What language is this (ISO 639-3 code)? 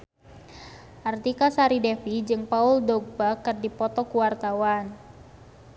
sun